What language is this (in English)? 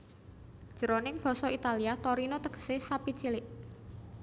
Javanese